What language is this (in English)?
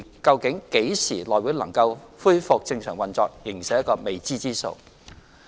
Cantonese